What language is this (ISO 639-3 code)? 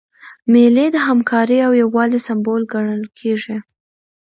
pus